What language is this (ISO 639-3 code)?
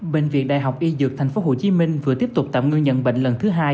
vie